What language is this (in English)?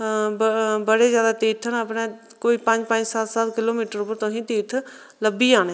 Dogri